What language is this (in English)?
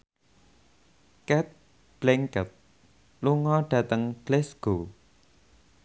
Javanese